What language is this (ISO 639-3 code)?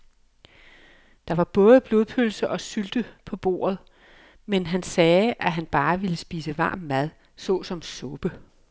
dan